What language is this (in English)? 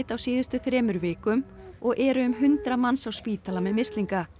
Icelandic